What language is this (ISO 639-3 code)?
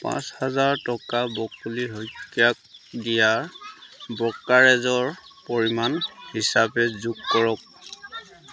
asm